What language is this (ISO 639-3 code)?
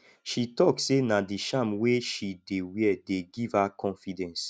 pcm